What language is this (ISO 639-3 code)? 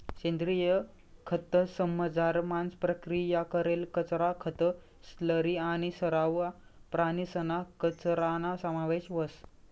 mar